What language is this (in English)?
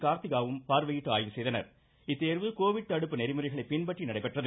Tamil